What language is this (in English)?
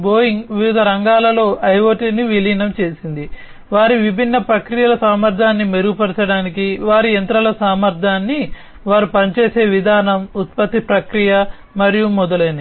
Telugu